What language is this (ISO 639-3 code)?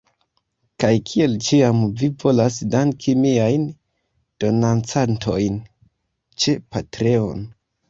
epo